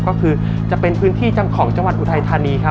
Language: Thai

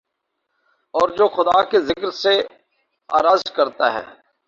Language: Urdu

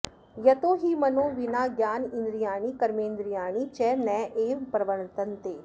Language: Sanskrit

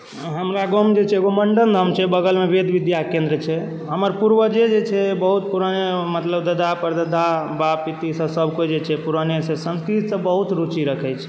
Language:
Maithili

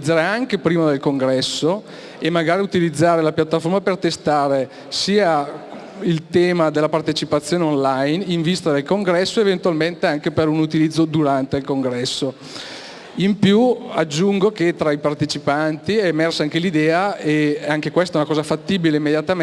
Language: Italian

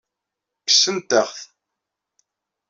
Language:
Kabyle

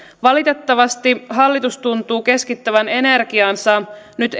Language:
Finnish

